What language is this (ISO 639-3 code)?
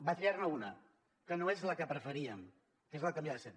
cat